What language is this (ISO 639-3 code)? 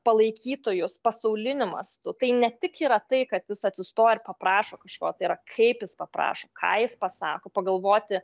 lit